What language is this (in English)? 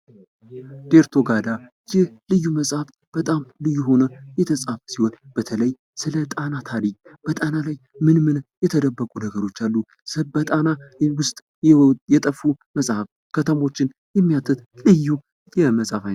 Amharic